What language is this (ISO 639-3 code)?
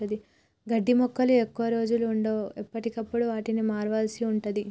tel